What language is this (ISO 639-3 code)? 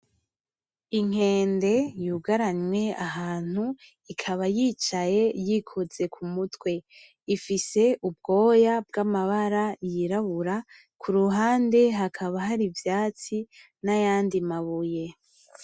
run